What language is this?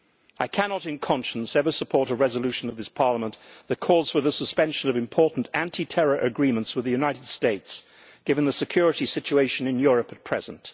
English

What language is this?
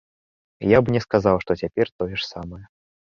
Belarusian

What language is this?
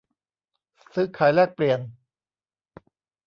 Thai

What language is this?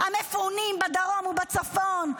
Hebrew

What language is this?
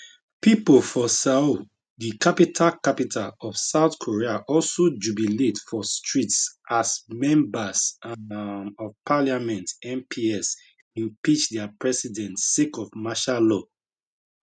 Nigerian Pidgin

